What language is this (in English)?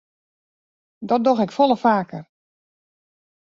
Western Frisian